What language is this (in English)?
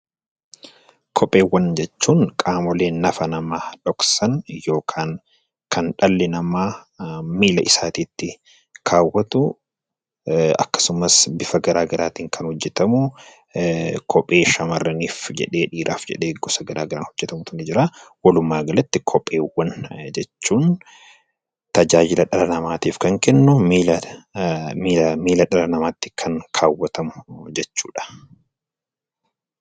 Oromo